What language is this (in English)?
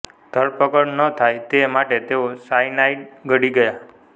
Gujarati